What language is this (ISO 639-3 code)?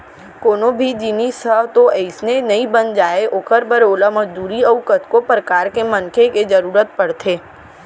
hne